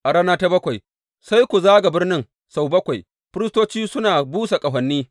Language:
Hausa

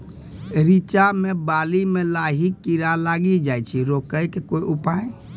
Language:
Maithili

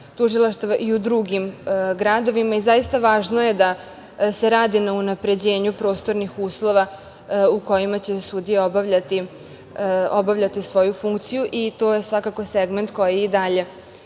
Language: Serbian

